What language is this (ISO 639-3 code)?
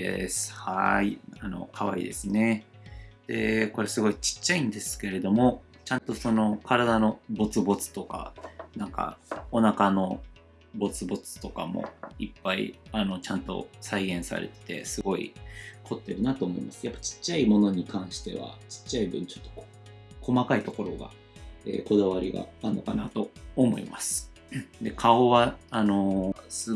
jpn